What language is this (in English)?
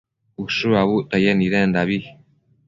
Matsés